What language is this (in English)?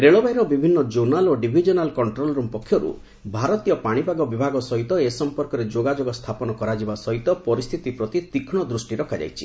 Odia